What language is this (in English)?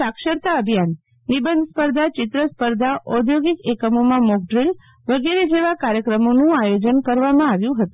Gujarati